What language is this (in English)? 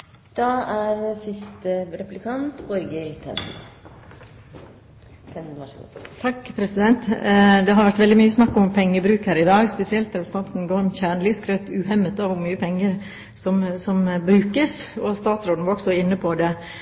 Norwegian